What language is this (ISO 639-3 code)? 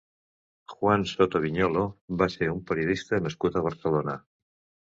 cat